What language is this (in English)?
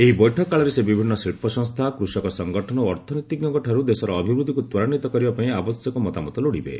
Odia